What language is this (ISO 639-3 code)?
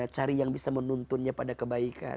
ind